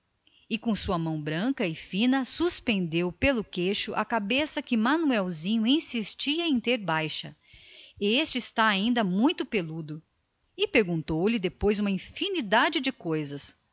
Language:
Portuguese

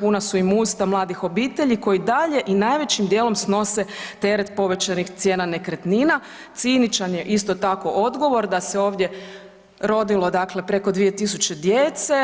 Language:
Croatian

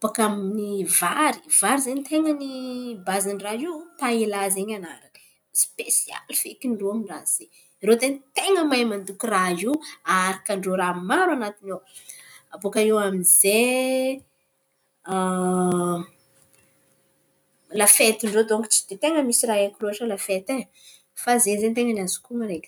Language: Antankarana Malagasy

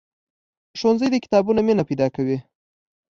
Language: Pashto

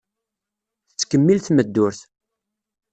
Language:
Kabyle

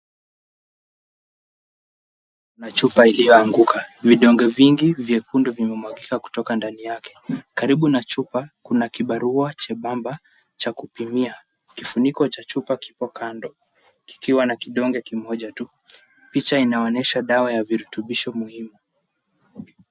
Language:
Swahili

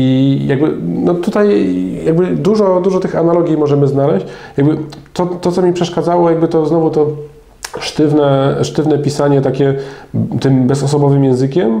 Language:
Polish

